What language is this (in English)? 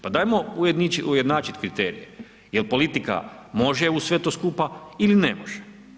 Croatian